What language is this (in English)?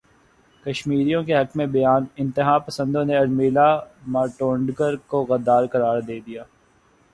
Urdu